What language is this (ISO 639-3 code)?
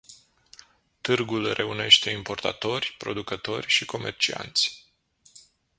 ron